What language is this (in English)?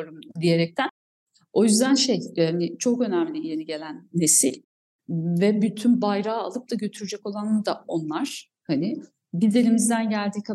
Turkish